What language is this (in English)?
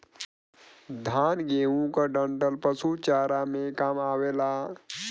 Bhojpuri